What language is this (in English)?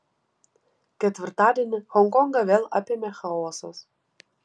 Lithuanian